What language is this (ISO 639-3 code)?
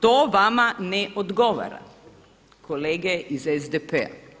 hrv